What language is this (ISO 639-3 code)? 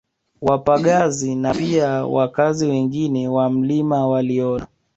swa